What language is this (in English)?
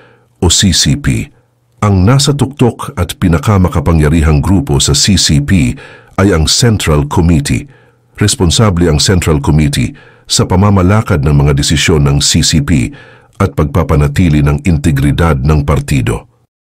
Filipino